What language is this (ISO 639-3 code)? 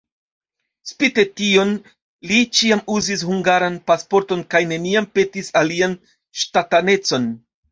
epo